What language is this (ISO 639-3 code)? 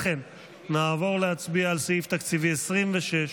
heb